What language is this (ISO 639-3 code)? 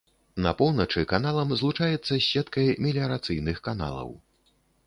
bel